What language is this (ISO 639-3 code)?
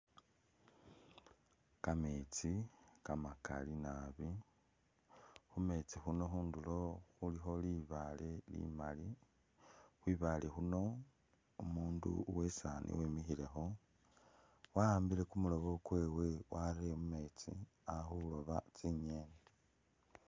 myx